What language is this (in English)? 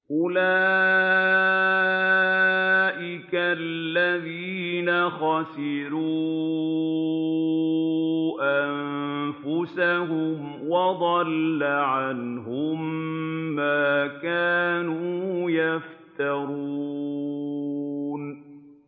Arabic